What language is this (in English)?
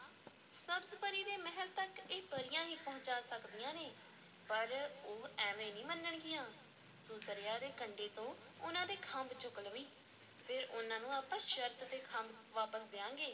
Punjabi